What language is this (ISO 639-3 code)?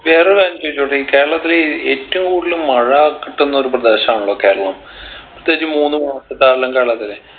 mal